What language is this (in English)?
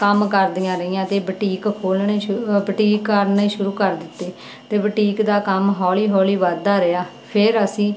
Punjabi